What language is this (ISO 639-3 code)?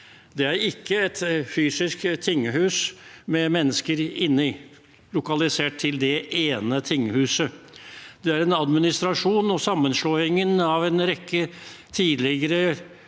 nor